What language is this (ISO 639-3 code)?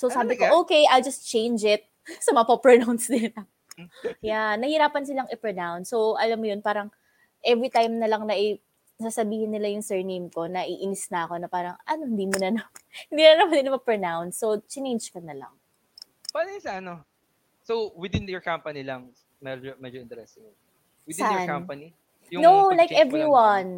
fil